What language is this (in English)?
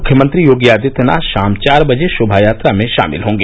Hindi